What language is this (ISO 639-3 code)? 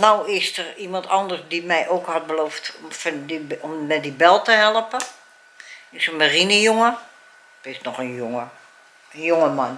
nld